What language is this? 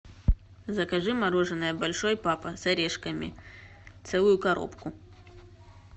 Russian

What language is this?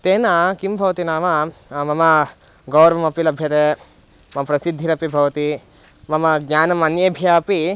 Sanskrit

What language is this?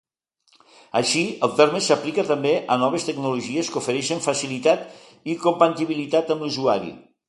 Catalan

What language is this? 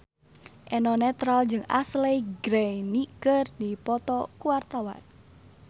Sundanese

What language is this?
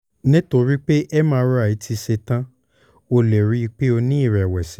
Yoruba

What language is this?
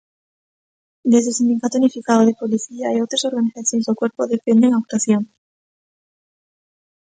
Galician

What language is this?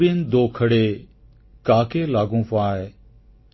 Odia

